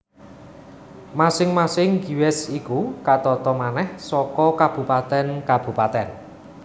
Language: Javanese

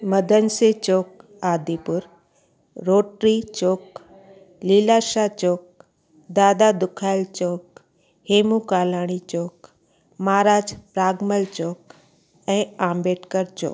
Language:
Sindhi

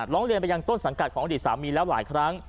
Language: Thai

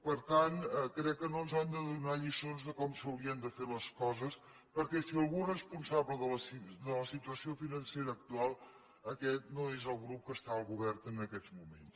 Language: Catalan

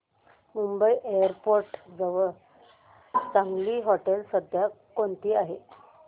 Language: Marathi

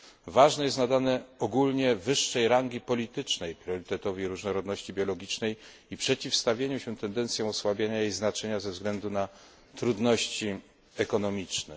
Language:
Polish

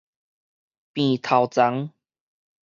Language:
Min Nan Chinese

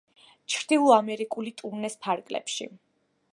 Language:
Georgian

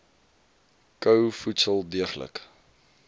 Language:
Afrikaans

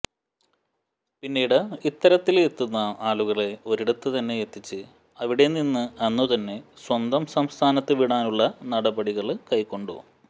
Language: Malayalam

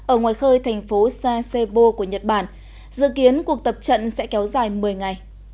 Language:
Vietnamese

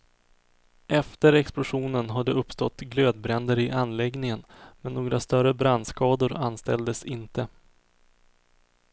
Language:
Swedish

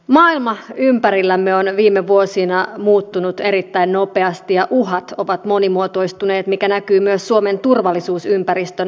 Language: Finnish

